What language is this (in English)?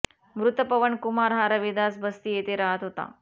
Marathi